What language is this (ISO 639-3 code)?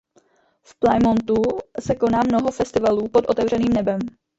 ces